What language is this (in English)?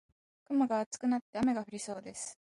Japanese